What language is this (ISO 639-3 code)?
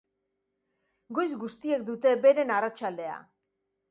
eus